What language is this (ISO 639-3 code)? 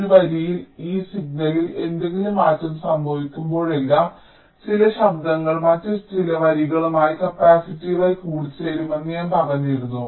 mal